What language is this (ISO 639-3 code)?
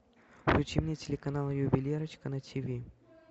rus